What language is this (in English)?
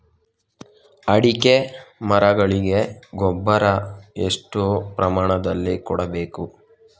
Kannada